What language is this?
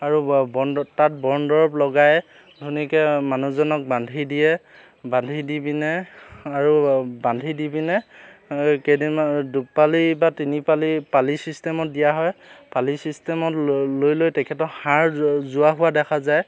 Assamese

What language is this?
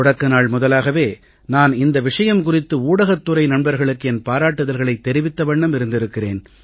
Tamil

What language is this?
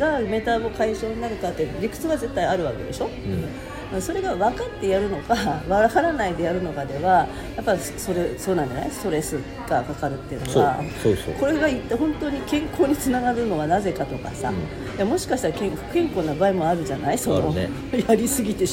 Japanese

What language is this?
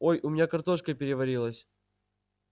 Russian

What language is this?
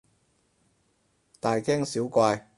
Cantonese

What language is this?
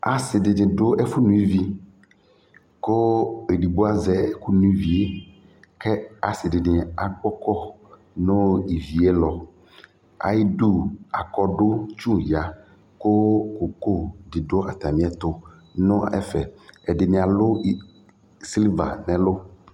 Ikposo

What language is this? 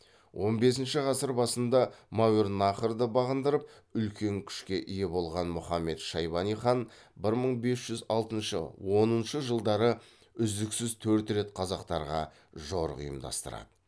Kazakh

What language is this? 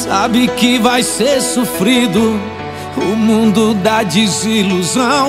Portuguese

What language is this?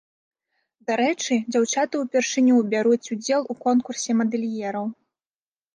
Belarusian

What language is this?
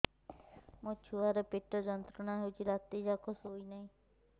Odia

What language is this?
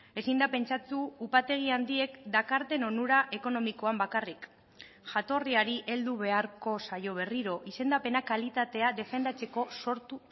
Basque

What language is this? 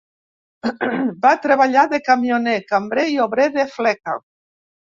Catalan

